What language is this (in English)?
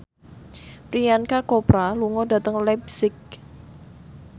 Javanese